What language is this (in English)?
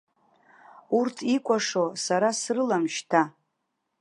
Abkhazian